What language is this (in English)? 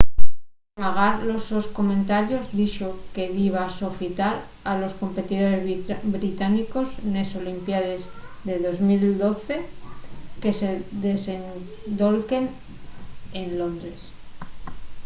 Asturian